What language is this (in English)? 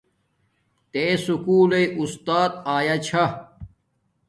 Domaaki